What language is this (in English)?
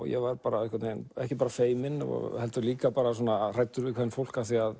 Icelandic